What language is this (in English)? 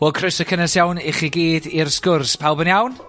Welsh